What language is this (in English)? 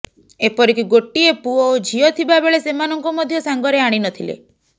Odia